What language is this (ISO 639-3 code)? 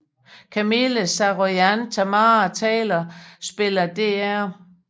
dan